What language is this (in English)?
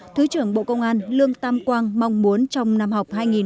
Vietnamese